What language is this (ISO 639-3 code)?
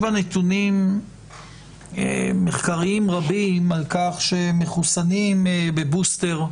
heb